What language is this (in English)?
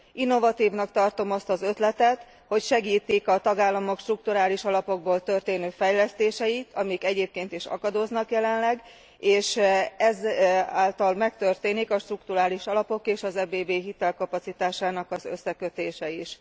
Hungarian